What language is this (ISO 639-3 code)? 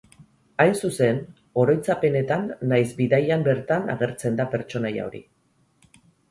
eus